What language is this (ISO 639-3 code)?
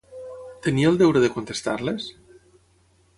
cat